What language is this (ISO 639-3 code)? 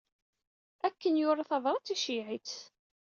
kab